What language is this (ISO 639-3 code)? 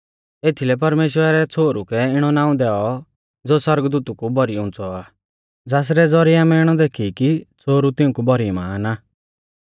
bfz